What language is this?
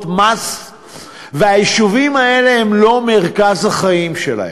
Hebrew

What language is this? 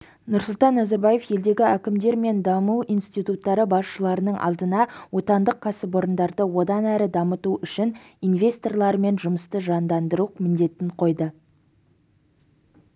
Kazakh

